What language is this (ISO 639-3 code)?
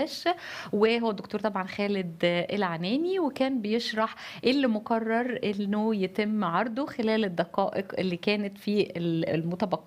ara